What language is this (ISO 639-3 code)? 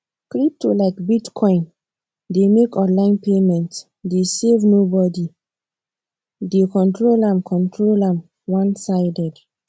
pcm